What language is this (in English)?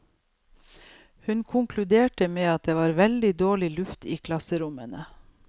Norwegian